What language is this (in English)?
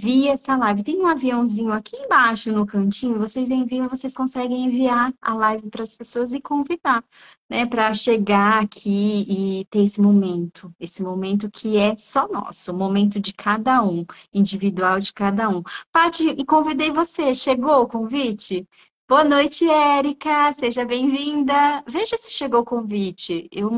Portuguese